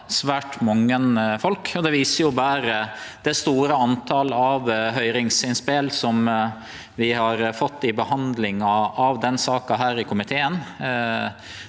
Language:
Norwegian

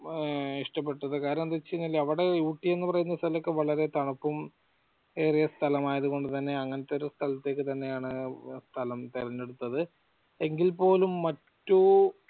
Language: Malayalam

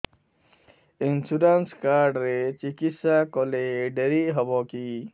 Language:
Odia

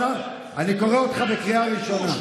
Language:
Hebrew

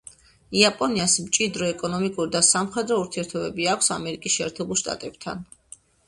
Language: Georgian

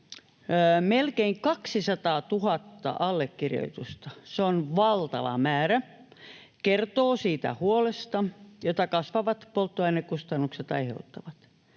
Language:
Finnish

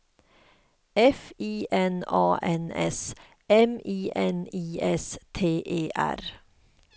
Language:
Swedish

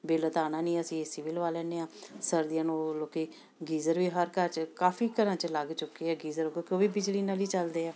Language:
Punjabi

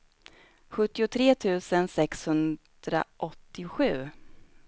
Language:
Swedish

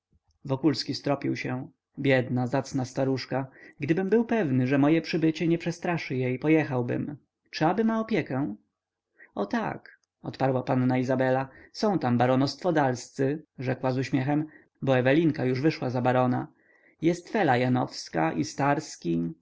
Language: Polish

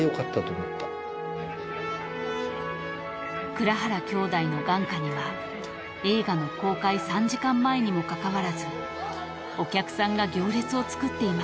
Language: Japanese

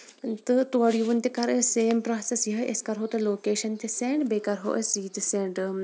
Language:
Kashmiri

